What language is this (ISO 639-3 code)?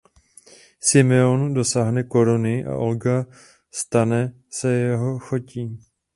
ces